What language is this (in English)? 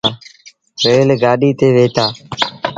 Sindhi Bhil